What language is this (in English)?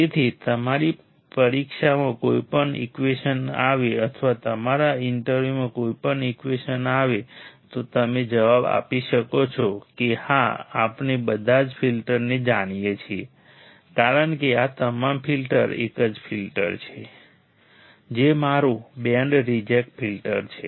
Gujarati